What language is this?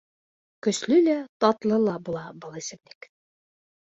Bashkir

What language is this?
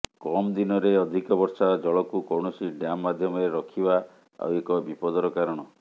Odia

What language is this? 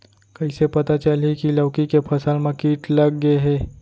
Chhattisgarhi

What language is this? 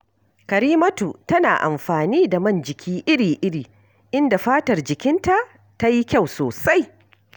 Hausa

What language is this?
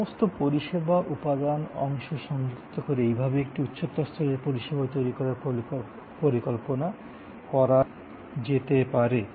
Bangla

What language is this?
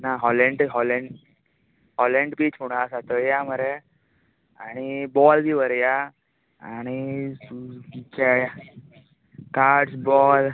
Konkani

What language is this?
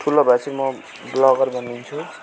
Nepali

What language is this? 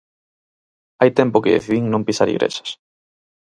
Galician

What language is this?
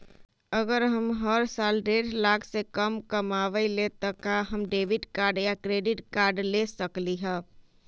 Magahi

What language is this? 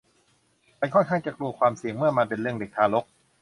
Thai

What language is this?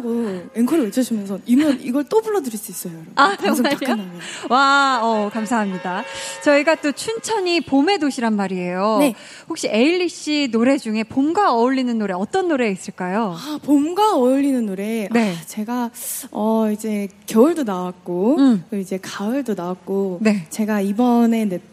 Korean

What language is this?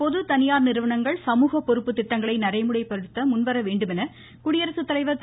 Tamil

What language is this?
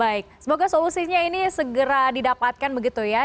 Indonesian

